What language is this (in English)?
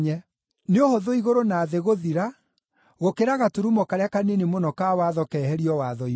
Kikuyu